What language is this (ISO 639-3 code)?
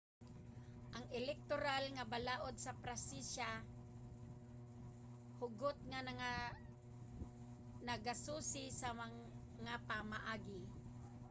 ceb